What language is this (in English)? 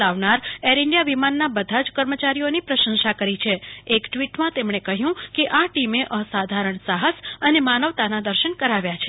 Gujarati